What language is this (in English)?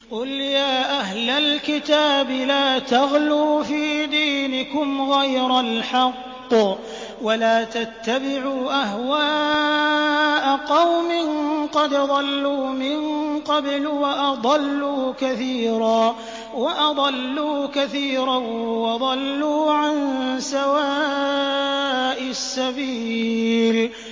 Arabic